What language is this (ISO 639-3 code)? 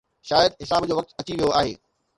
snd